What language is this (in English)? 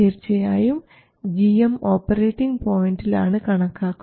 Malayalam